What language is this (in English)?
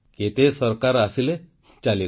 Odia